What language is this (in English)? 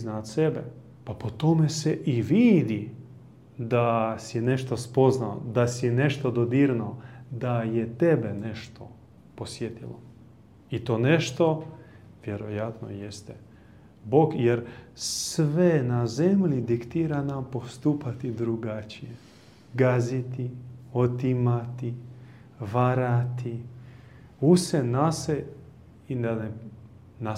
Croatian